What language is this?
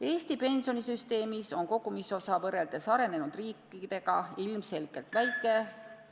Estonian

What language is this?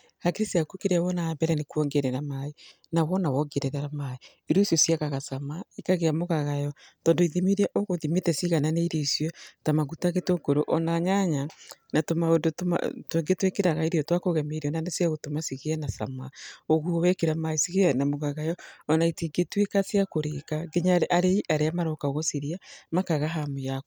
Kikuyu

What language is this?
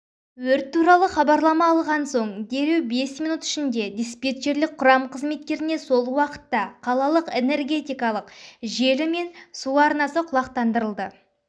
Kazakh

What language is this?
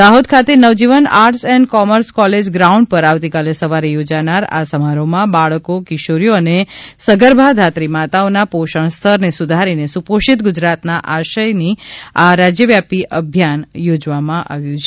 Gujarati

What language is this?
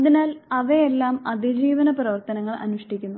Malayalam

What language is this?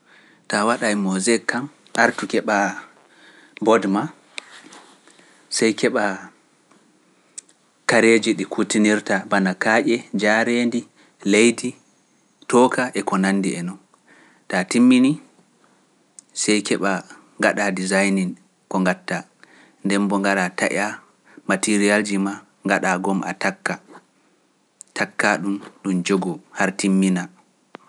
Pular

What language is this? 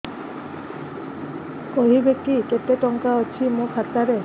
Odia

